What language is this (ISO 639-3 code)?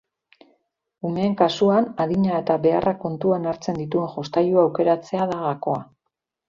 eus